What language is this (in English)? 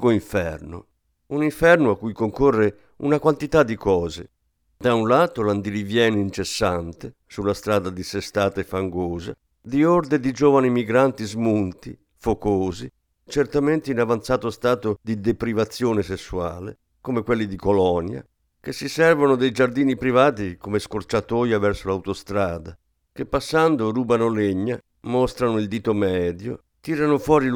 Italian